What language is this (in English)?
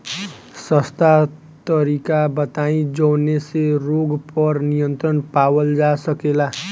Bhojpuri